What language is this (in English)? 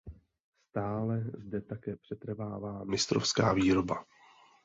Czech